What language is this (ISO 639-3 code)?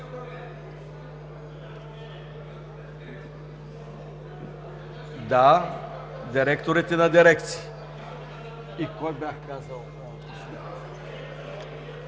bul